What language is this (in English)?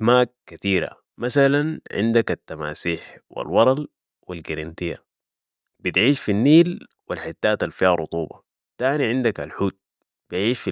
Sudanese Arabic